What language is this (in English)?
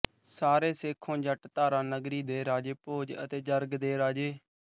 Punjabi